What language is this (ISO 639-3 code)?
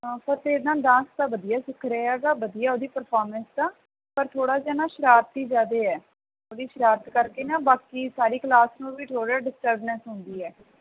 pan